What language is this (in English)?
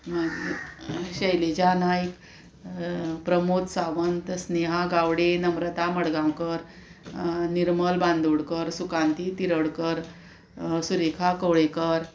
Konkani